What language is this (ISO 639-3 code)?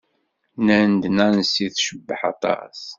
kab